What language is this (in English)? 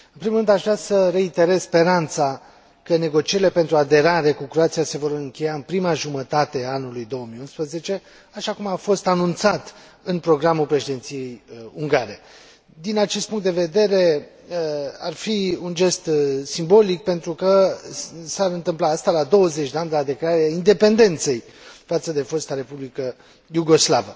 Romanian